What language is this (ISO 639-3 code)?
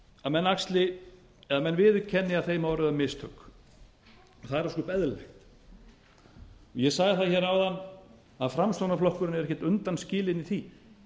isl